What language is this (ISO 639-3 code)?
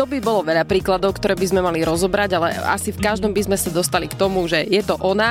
slk